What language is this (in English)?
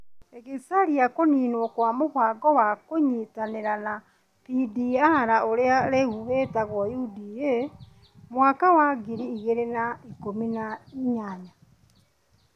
Kikuyu